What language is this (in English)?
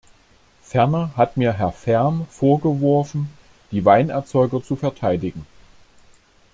German